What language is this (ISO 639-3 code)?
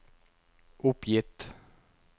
nor